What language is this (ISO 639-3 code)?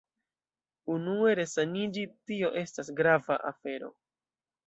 epo